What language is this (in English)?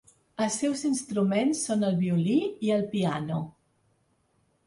Catalan